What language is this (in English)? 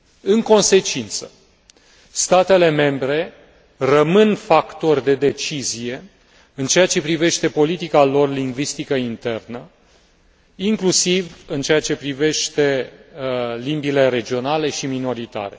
Romanian